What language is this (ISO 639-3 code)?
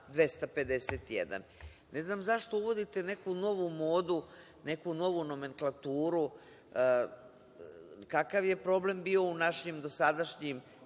srp